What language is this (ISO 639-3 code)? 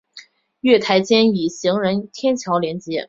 zho